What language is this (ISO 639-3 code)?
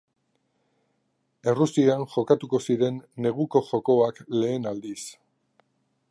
eus